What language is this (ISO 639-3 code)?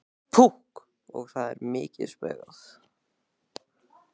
isl